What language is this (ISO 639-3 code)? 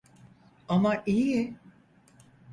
tur